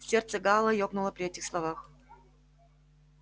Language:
Russian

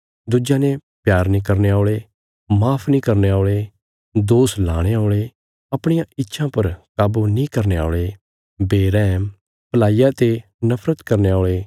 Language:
Bilaspuri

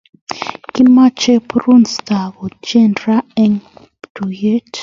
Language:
Kalenjin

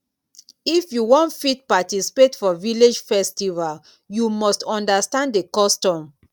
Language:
Nigerian Pidgin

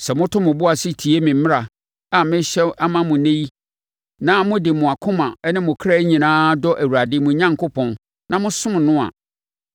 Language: Akan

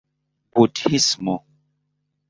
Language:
Esperanto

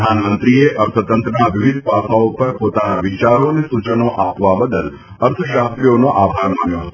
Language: Gujarati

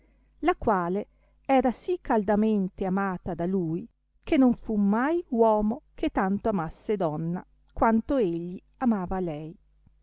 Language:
Italian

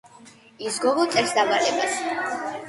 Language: Georgian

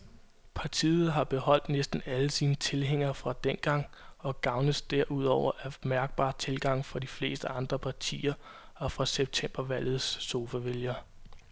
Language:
Danish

